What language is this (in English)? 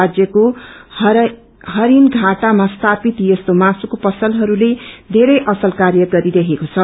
Nepali